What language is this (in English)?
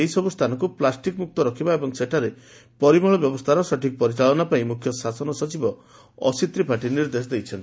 Odia